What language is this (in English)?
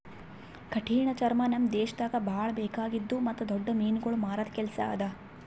Kannada